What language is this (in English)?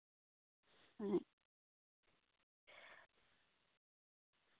Santali